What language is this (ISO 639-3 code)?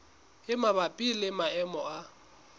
sot